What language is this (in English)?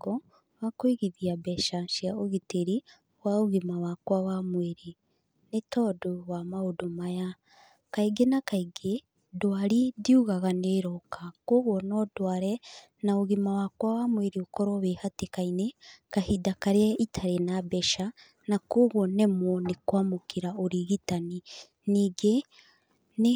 Kikuyu